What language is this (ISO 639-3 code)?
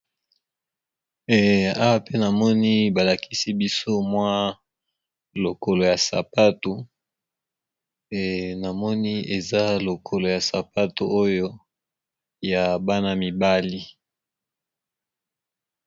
lin